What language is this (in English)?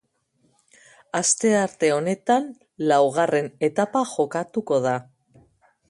Basque